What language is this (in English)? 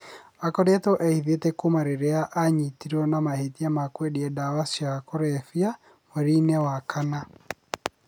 Kikuyu